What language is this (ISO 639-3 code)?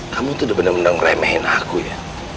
ind